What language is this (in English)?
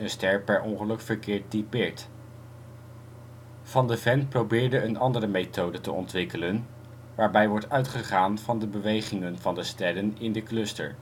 Dutch